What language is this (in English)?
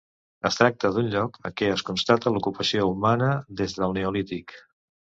Catalan